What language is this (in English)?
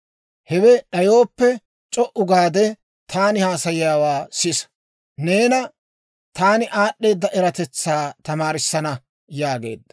Dawro